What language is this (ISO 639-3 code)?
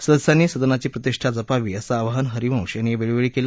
mar